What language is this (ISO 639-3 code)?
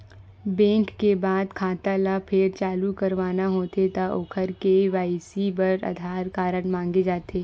hne